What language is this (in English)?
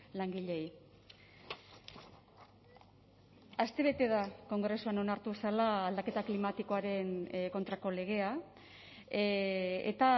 Basque